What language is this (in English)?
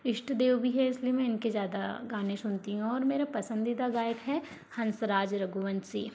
Hindi